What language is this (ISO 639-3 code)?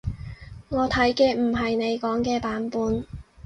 yue